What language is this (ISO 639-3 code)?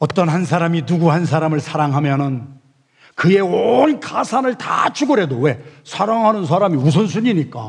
kor